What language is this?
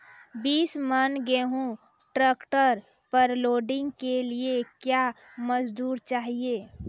Maithili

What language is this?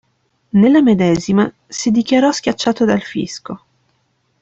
Italian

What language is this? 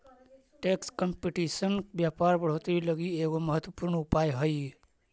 Magahi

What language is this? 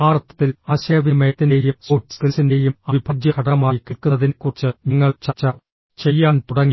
Malayalam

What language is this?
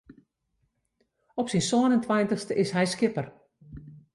Western Frisian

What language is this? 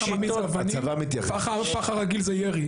Hebrew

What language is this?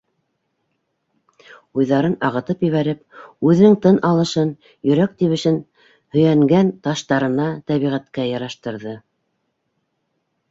Bashkir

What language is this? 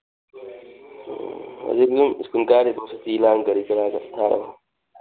Manipuri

